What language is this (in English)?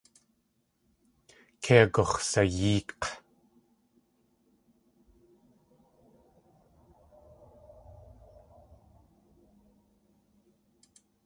Tlingit